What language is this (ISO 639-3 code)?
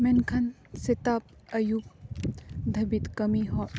sat